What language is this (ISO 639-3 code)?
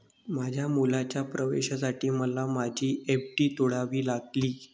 mar